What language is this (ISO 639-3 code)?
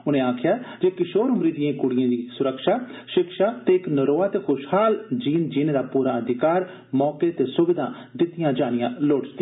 doi